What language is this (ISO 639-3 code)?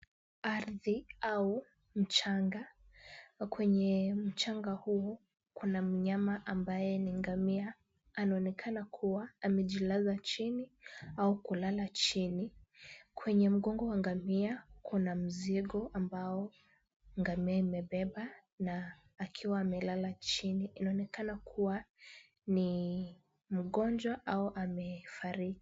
swa